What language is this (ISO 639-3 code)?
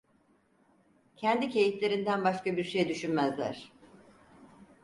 tur